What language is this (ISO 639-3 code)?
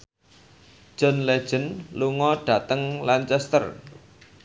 jav